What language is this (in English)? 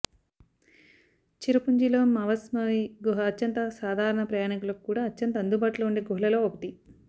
Telugu